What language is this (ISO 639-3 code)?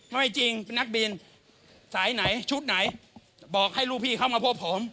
tha